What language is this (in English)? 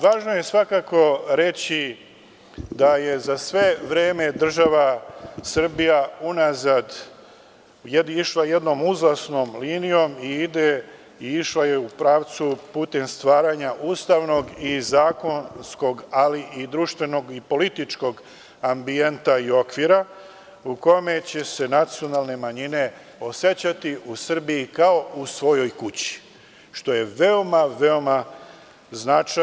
Serbian